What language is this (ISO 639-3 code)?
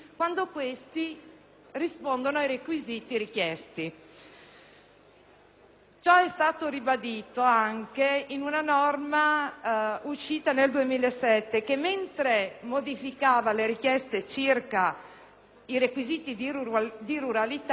ita